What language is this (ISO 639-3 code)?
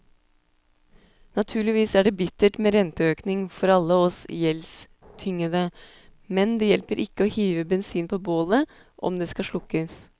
nor